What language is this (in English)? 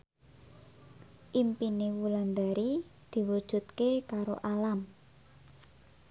Javanese